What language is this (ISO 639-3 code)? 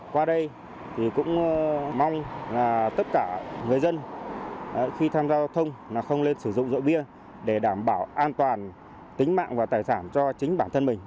vie